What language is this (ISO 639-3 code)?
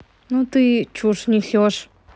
rus